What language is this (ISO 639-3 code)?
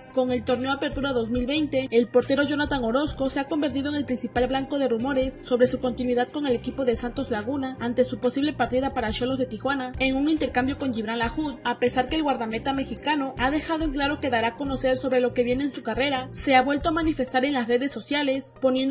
spa